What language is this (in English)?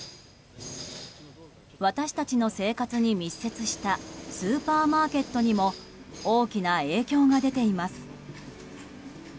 Japanese